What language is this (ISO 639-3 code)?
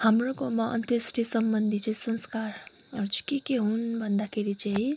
nep